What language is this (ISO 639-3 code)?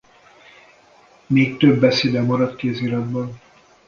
hun